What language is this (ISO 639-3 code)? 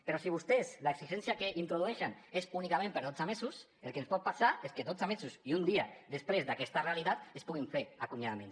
cat